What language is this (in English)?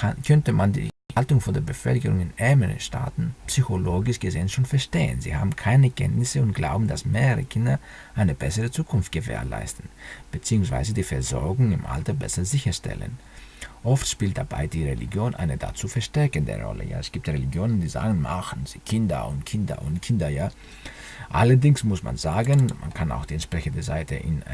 German